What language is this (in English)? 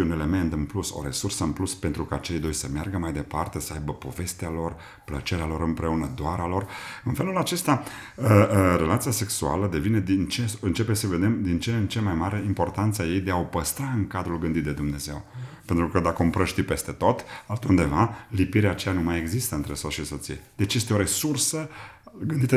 Romanian